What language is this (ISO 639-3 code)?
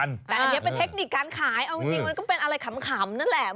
tha